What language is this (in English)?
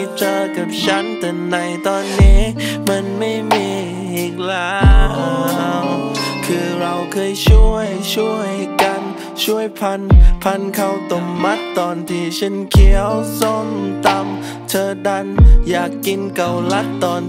Thai